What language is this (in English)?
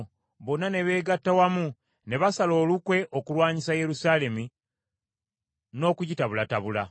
Ganda